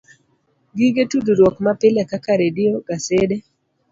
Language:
Luo (Kenya and Tanzania)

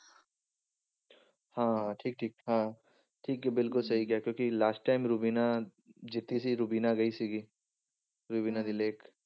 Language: Punjabi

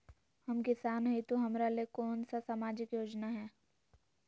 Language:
Magahi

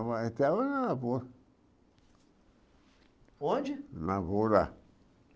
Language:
Portuguese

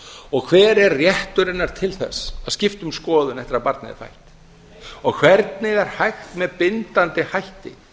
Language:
Icelandic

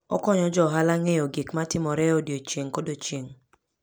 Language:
Luo (Kenya and Tanzania)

